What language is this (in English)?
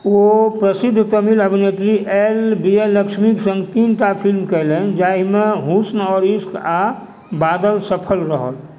Maithili